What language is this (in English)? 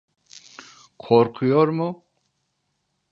Turkish